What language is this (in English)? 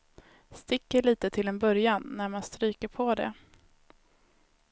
Swedish